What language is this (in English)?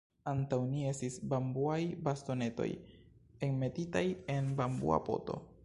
Esperanto